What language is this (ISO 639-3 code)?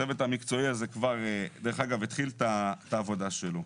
heb